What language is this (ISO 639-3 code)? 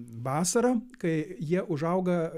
lit